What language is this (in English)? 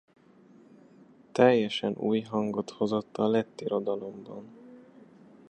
Hungarian